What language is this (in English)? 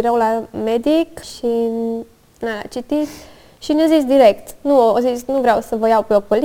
Romanian